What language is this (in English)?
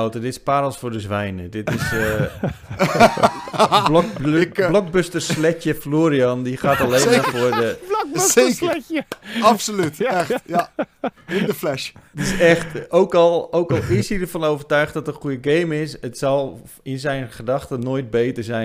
Dutch